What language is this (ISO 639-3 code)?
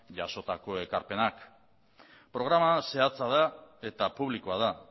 eus